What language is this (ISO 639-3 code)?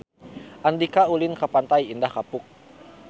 sun